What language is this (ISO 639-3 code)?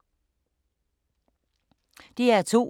dan